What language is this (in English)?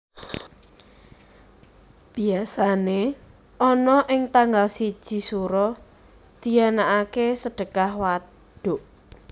Javanese